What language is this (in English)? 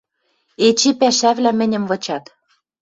Western Mari